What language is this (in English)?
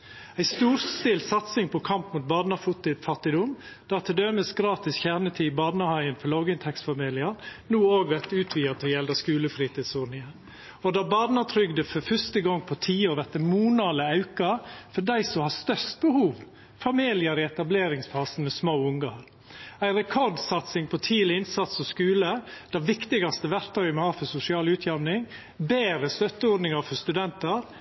Norwegian Nynorsk